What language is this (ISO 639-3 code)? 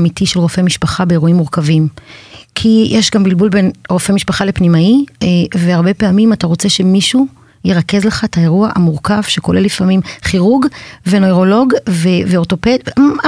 heb